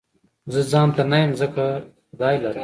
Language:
Pashto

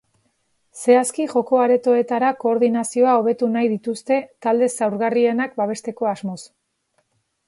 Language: Basque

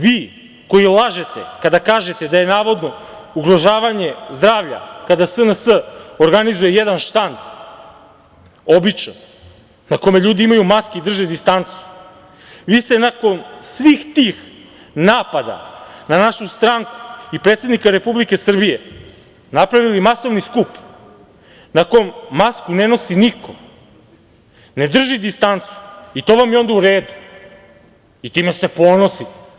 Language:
Serbian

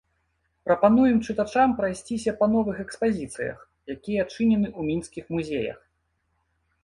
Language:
Belarusian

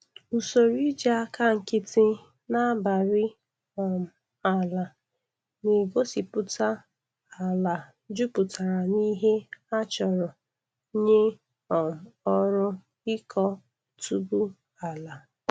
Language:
Igbo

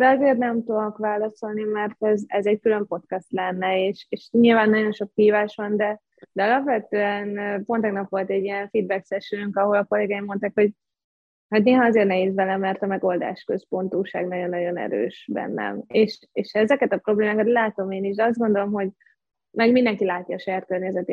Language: Hungarian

